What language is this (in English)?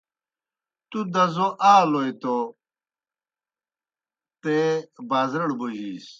Kohistani Shina